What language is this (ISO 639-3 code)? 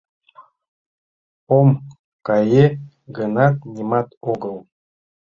chm